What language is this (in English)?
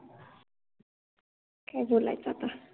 Marathi